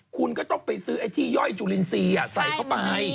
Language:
Thai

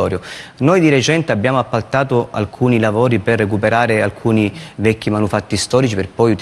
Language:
Italian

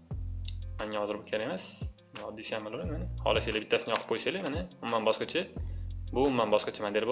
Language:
Turkish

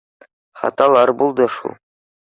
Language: Bashkir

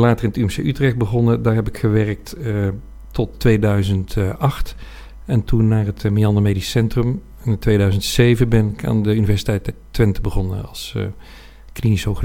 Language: Dutch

